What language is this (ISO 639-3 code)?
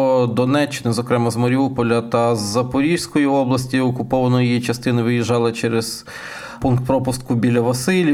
ukr